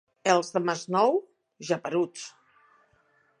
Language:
Catalan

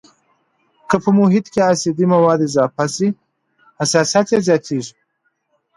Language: Pashto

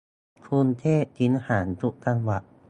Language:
Thai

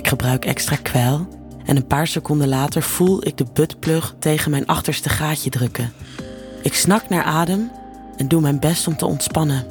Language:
Dutch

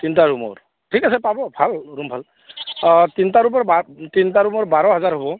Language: Assamese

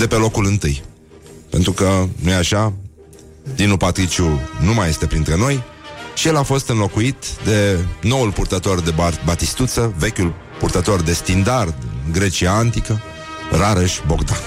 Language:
Romanian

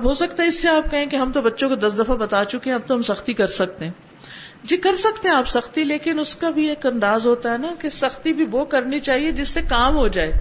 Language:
Urdu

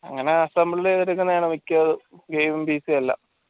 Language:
Malayalam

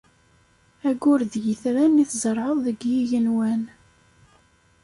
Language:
Kabyle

